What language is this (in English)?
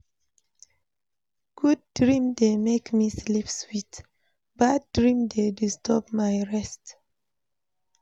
Nigerian Pidgin